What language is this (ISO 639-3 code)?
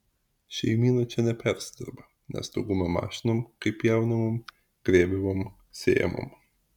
lit